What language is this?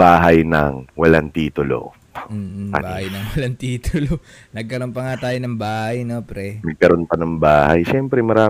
Filipino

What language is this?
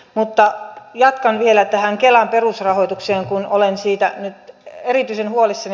Finnish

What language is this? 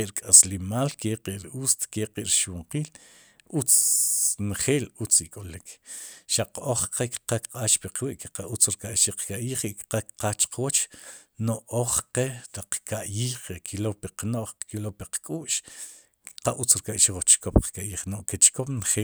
Sipacapense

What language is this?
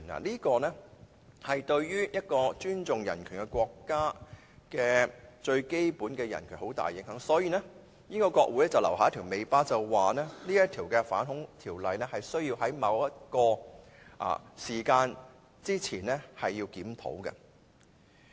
Cantonese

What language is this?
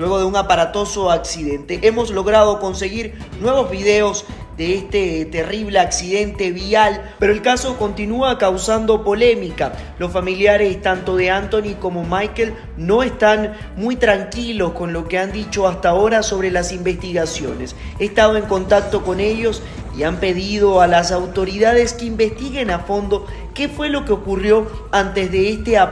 Spanish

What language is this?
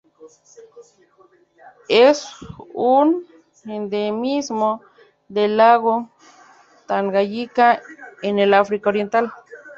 Spanish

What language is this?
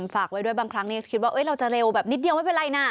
Thai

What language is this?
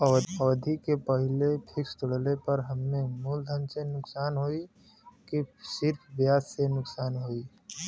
Bhojpuri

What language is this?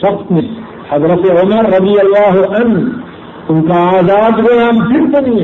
Urdu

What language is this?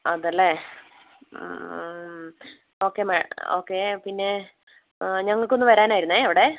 Malayalam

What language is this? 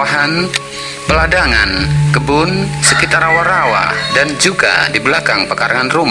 Indonesian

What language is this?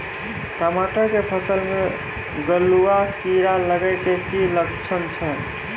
Maithili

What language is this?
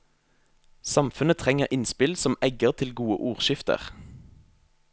Norwegian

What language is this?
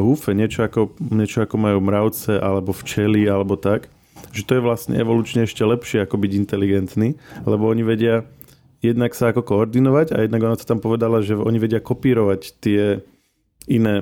Slovak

